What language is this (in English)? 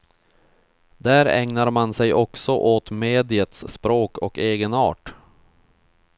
Swedish